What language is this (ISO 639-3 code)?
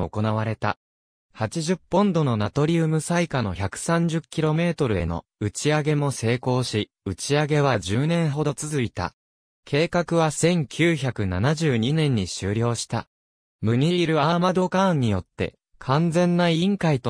jpn